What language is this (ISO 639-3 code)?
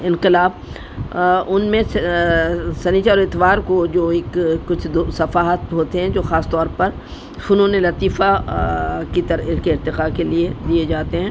urd